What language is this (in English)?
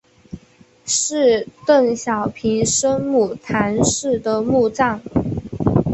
Chinese